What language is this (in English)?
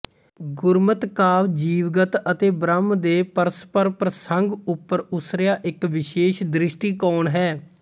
Punjabi